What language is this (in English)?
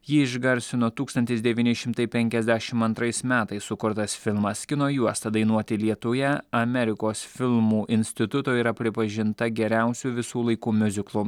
Lithuanian